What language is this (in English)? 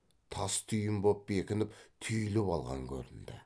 Kazakh